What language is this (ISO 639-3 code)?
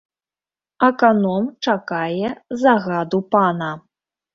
bel